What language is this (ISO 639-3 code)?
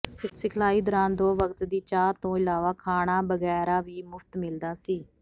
pan